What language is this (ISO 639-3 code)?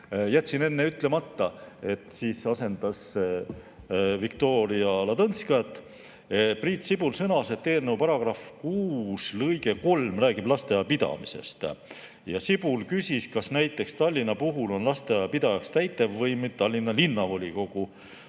est